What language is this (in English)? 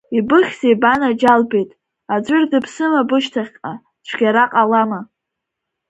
Abkhazian